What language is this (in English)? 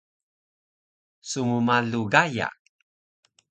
Taroko